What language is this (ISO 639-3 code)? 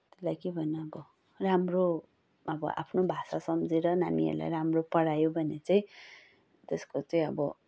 nep